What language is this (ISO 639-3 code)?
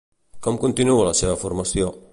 cat